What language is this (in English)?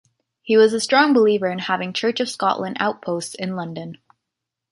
English